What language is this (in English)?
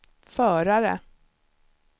Swedish